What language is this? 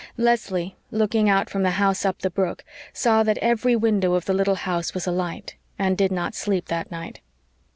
English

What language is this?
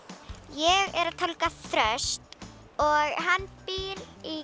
Icelandic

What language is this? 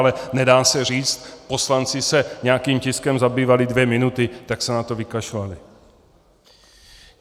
Czech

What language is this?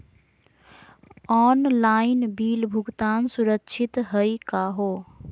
Magahi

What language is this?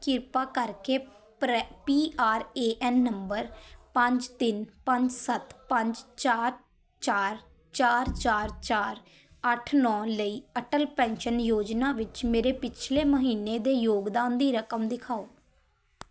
Punjabi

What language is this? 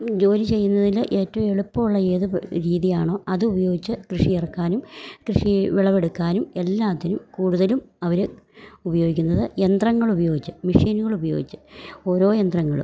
Malayalam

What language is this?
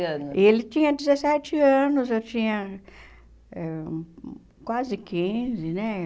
Portuguese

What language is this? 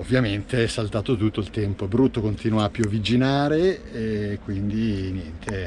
Italian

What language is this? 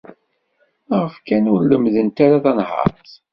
Kabyle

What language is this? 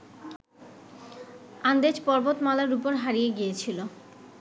Bangla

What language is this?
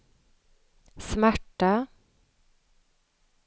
Swedish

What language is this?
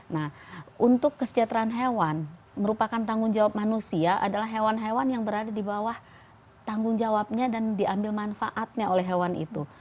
Indonesian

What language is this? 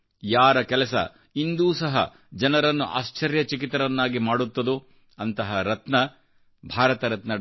Kannada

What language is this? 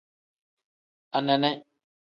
Tem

